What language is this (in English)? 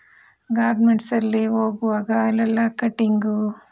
Kannada